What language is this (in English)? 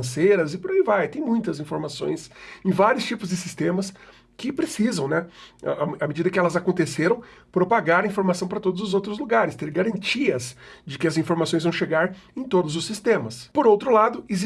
Portuguese